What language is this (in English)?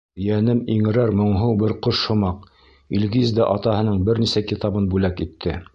Bashkir